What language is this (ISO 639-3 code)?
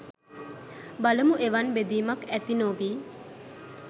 sin